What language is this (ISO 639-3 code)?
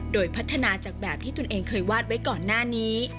tha